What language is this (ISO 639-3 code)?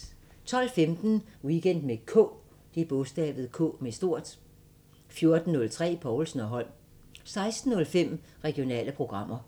dan